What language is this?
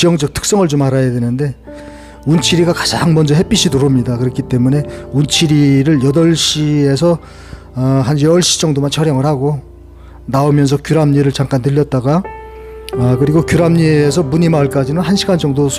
Korean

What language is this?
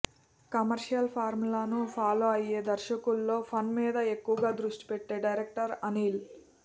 Telugu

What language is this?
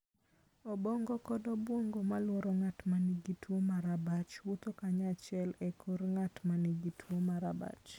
Luo (Kenya and Tanzania)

